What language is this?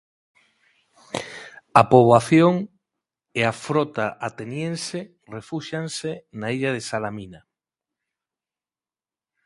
Galician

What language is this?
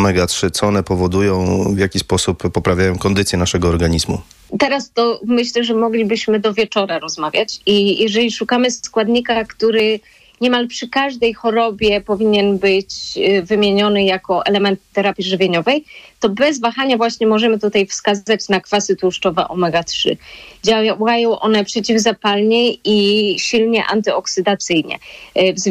Polish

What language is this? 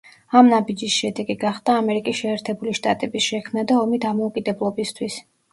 Georgian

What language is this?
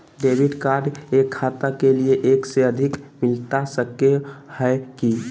Magahi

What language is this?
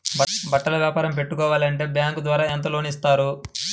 Telugu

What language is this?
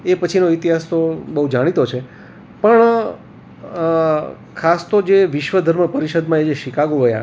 Gujarati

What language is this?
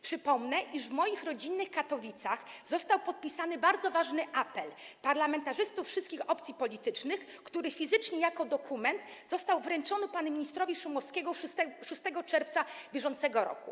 Polish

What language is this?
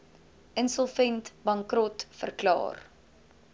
Afrikaans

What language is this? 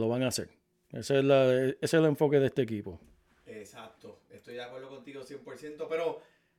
Spanish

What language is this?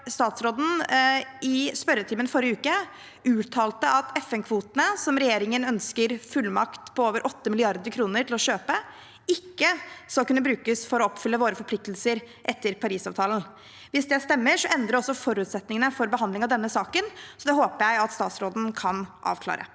Norwegian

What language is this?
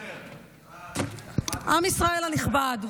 Hebrew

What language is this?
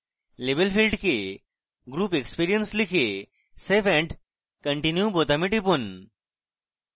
Bangla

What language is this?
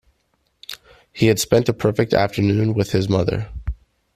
English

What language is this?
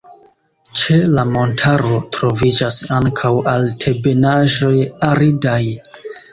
Esperanto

